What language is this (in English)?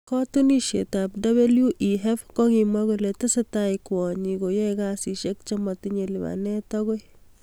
Kalenjin